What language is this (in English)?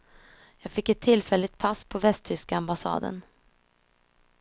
Swedish